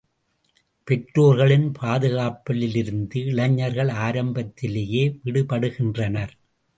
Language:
Tamil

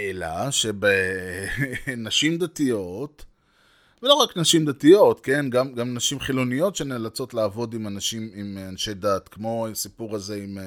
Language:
Hebrew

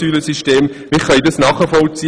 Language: Swiss German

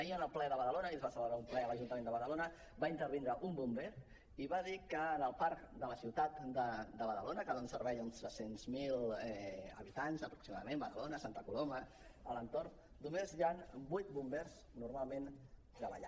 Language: Catalan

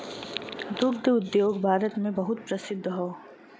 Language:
Bhojpuri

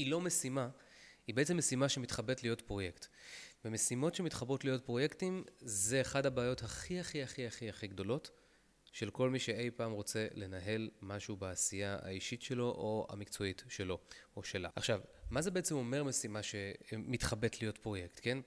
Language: Hebrew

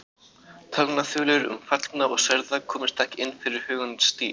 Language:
Icelandic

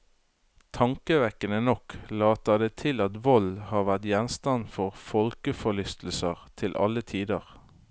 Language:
Norwegian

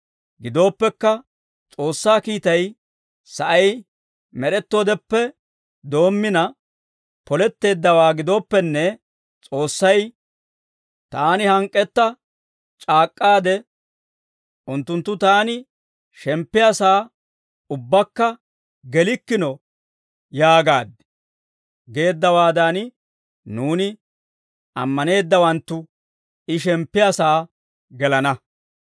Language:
Dawro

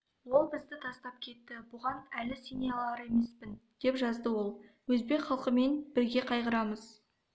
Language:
Kazakh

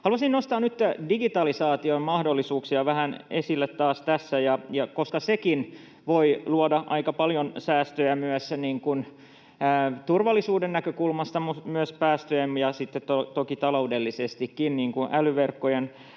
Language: Finnish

